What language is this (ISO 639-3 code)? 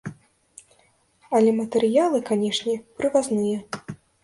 bel